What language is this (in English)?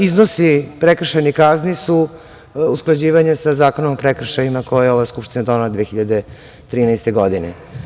Serbian